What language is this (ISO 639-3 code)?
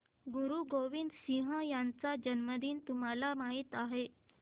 mar